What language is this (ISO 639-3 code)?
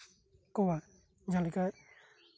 sat